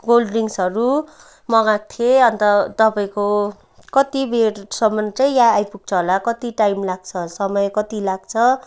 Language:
Nepali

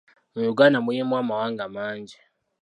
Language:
Ganda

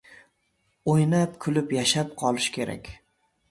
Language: Uzbek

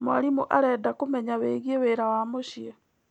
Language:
Kikuyu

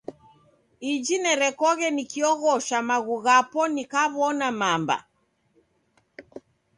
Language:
Taita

